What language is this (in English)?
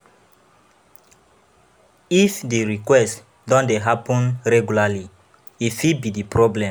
Nigerian Pidgin